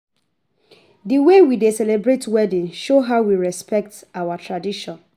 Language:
Nigerian Pidgin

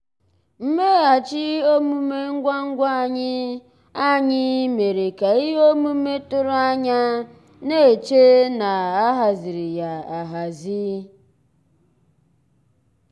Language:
Igbo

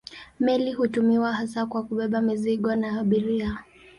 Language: Swahili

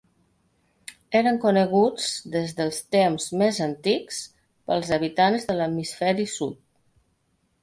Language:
Catalan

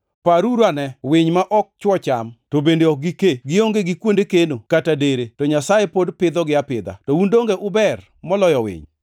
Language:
Luo (Kenya and Tanzania)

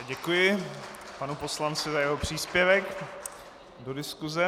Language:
Czech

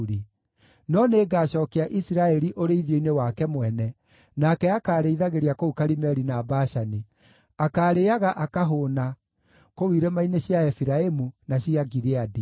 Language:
Kikuyu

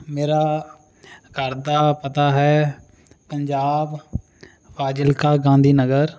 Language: Punjabi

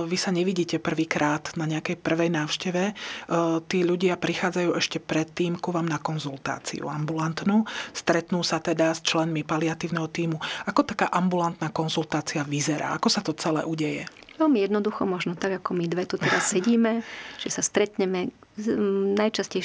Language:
Slovak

